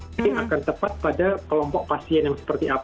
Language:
Indonesian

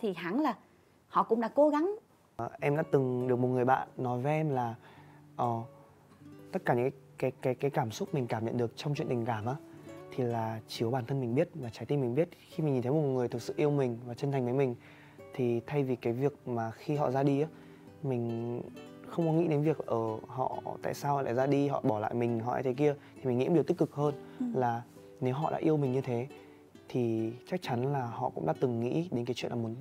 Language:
Vietnamese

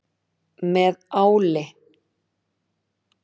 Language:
Icelandic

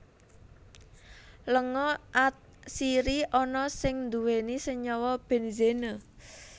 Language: Javanese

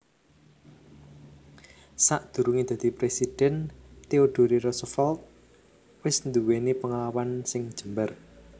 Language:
Javanese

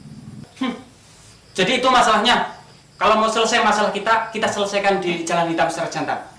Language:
Indonesian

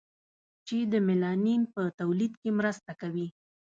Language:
Pashto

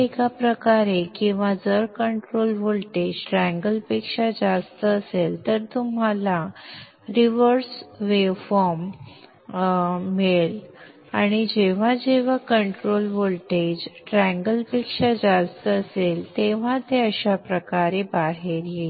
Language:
Marathi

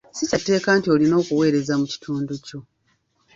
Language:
Ganda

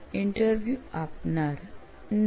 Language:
Gujarati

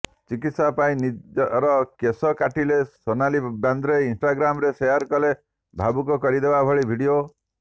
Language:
Odia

